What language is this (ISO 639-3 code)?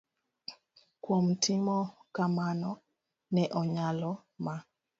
luo